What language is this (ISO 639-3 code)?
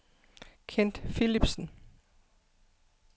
dan